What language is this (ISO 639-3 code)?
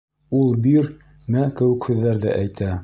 bak